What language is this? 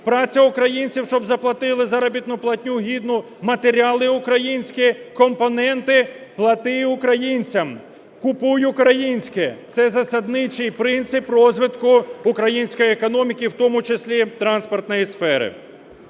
Ukrainian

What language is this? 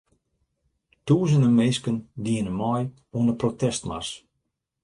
Western Frisian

